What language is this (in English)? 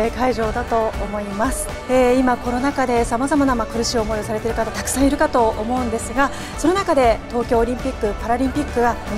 Japanese